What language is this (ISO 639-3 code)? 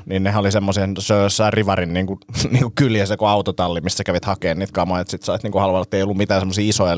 fin